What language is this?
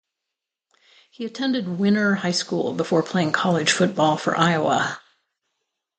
English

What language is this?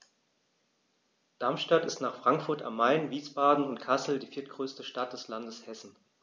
German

